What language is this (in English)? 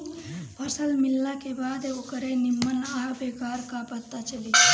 Bhojpuri